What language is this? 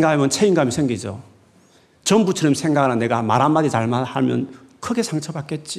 Korean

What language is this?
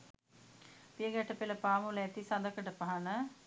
Sinhala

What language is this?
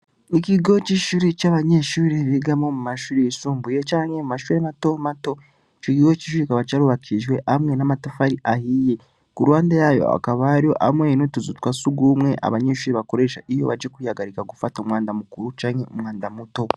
Rundi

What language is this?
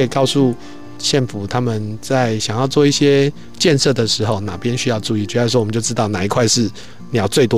Chinese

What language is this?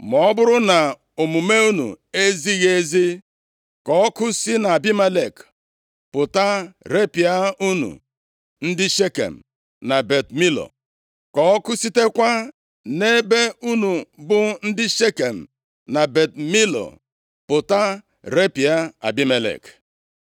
Igbo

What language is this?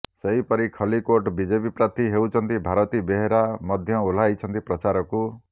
Odia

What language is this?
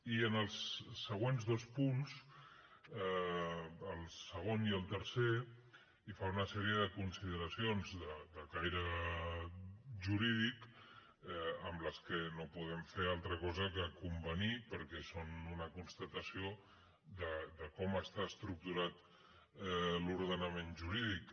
Catalan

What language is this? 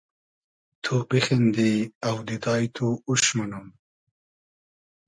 Hazaragi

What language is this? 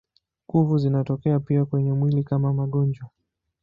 Swahili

